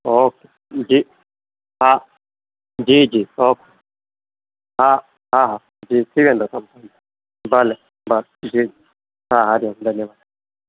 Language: Sindhi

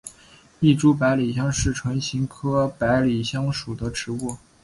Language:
Chinese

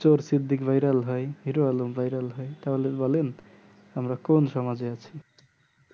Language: Bangla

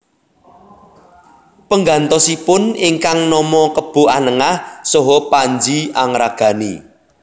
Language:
Javanese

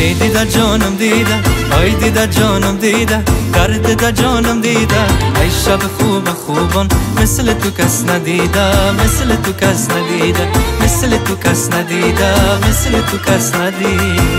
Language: Persian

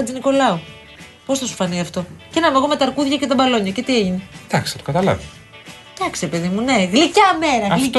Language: Greek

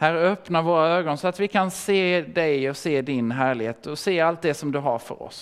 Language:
Swedish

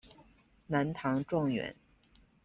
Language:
Chinese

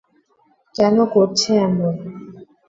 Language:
Bangla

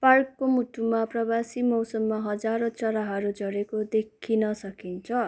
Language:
Nepali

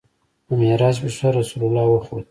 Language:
Pashto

